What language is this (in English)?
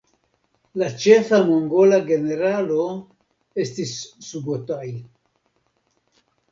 Esperanto